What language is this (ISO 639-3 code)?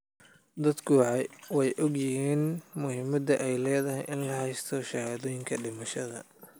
som